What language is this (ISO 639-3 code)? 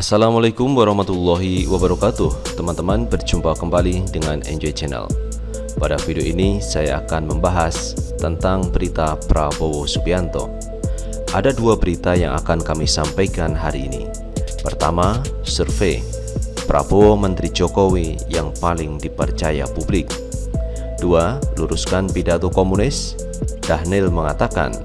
ind